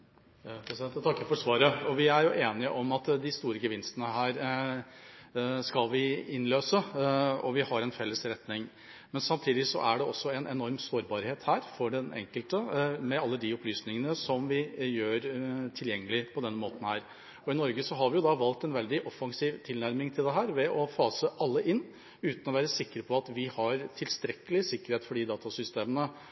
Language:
Norwegian Bokmål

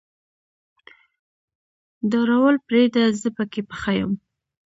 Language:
Pashto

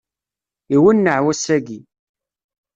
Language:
Kabyle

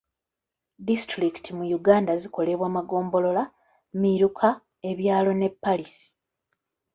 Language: Ganda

